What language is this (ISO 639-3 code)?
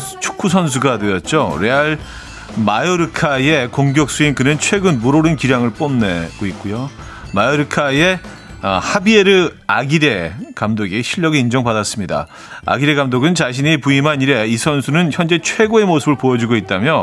kor